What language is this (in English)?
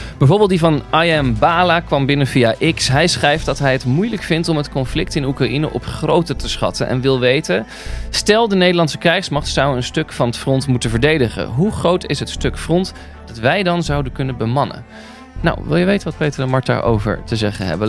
Dutch